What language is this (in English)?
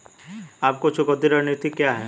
Hindi